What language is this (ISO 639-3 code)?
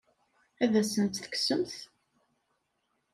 kab